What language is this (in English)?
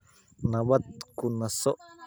Somali